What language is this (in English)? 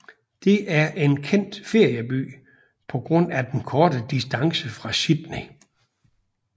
Danish